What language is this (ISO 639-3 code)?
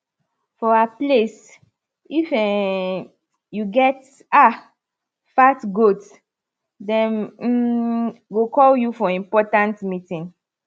pcm